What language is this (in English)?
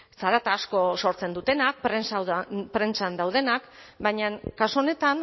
Basque